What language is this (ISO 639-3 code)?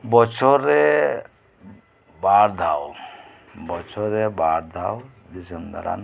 sat